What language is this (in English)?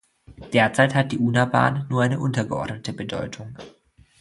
German